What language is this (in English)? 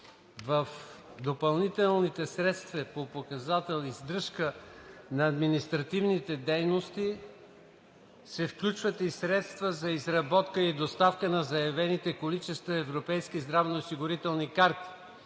Bulgarian